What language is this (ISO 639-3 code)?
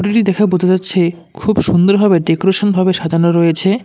ben